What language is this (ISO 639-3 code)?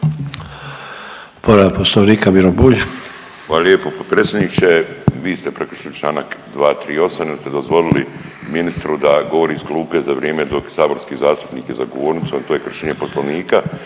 hrv